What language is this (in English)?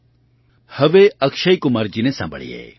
Gujarati